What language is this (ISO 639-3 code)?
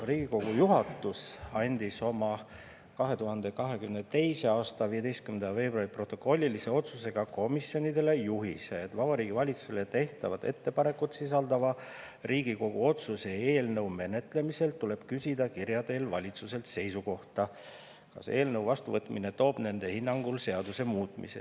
est